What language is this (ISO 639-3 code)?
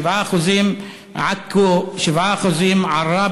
heb